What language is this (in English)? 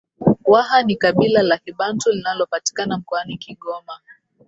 Swahili